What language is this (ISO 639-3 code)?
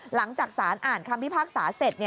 tha